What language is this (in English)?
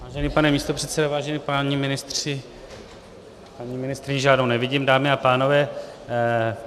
Czech